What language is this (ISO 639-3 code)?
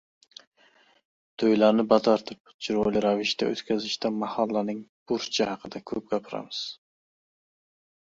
uzb